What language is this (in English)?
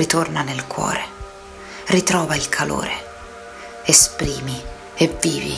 Italian